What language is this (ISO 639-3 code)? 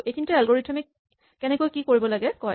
asm